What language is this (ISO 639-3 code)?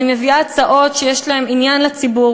heb